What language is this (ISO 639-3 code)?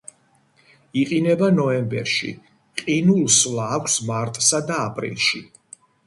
kat